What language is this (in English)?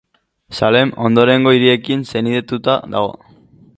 Basque